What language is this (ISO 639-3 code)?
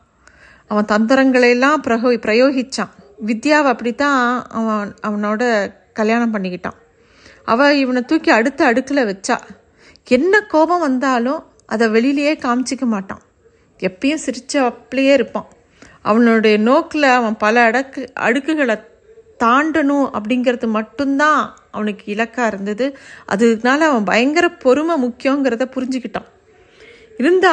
tam